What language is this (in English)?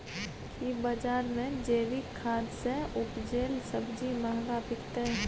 Maithili